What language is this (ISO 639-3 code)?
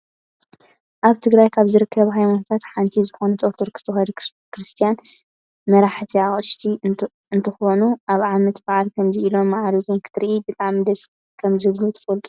tir